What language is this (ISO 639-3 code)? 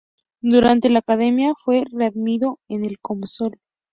spa